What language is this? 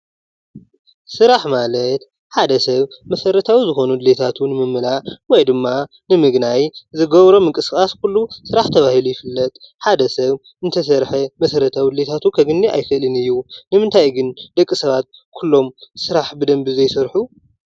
Tigrinya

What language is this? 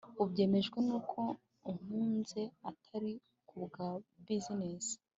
Kinyarwanda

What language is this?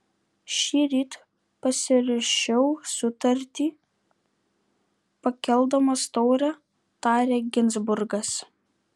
Lithuanian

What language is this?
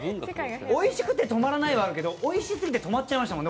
Japanese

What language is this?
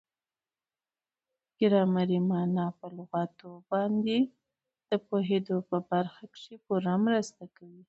Pashto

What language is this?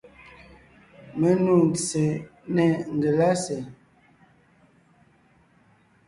Ngiemboon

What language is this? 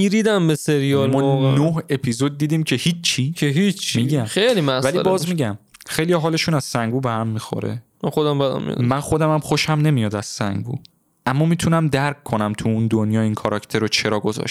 Persian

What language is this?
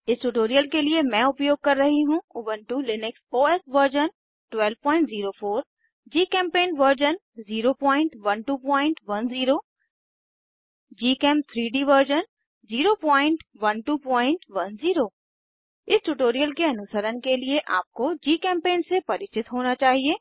Hindi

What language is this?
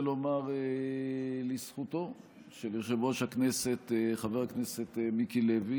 Hebrew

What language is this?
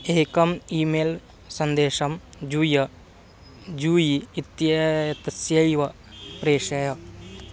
Sanskrit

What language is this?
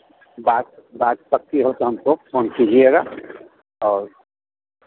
Hindi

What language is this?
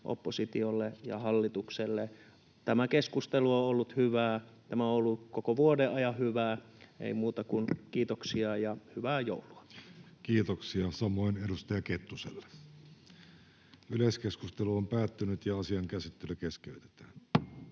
Finnish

